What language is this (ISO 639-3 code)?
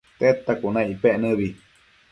mcf